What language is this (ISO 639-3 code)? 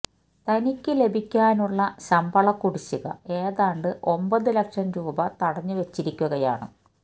mal